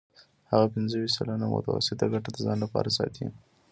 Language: Pashto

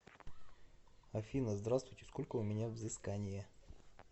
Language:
Russian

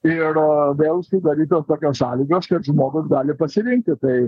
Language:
Lithuanian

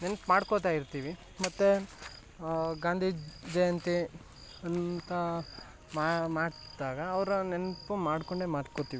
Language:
Kannada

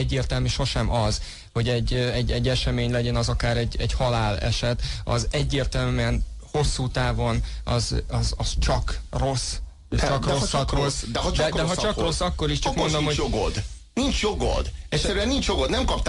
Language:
Hungarian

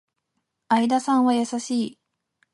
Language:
Japanese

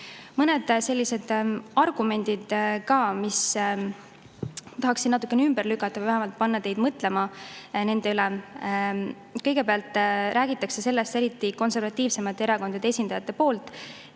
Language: Estonian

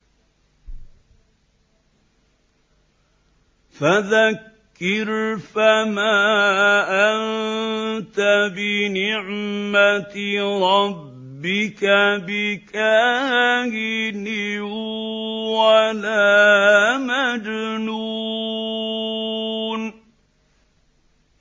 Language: Arabic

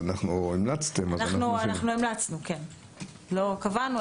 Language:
Hebrew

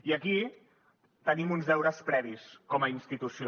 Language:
Catalan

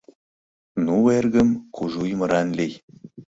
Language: Mari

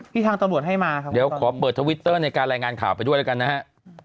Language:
Thai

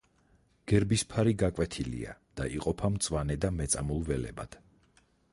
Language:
Georgian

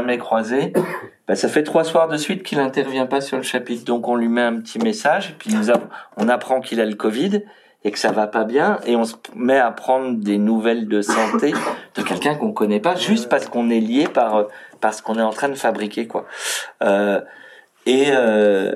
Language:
French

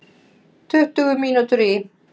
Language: Icelandic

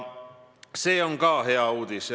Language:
Estonian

